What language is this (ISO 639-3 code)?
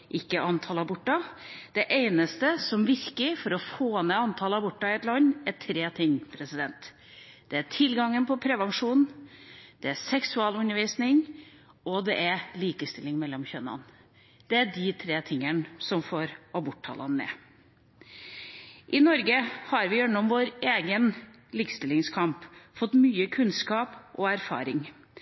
nob